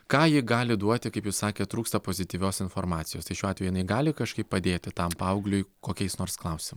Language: Lithuanian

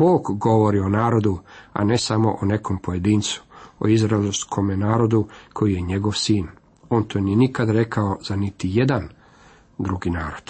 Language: Croatian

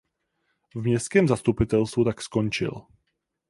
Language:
Czech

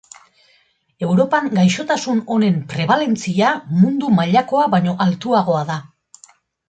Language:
Basque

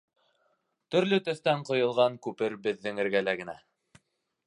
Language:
Bashkir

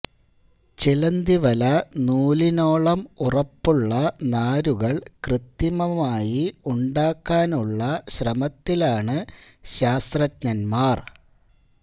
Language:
Malayalam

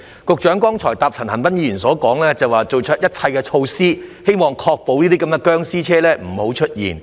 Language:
Cantonese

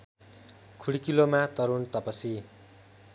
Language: Nepali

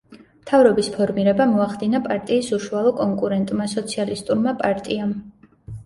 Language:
Georgian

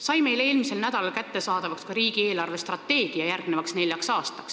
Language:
Estonian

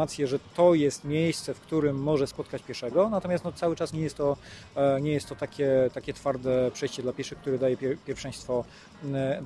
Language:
Polish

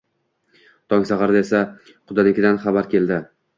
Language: Uzbek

